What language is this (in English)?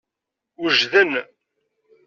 Kabyle